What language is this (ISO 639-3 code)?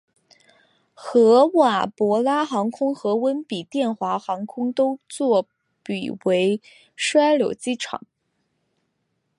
zho